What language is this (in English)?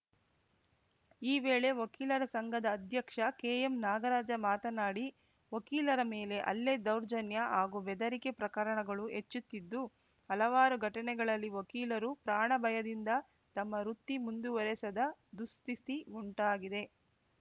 Kannada